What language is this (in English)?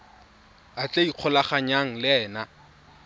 Tswana